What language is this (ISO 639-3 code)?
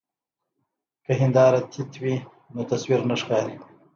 pus